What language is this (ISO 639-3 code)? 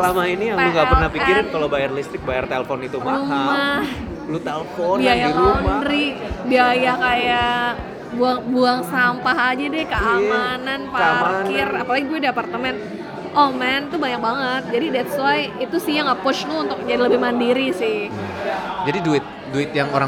ind